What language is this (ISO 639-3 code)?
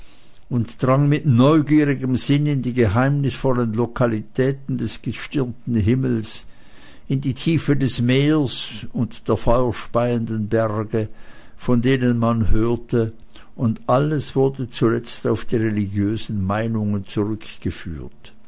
deu